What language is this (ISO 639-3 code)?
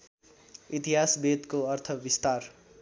nep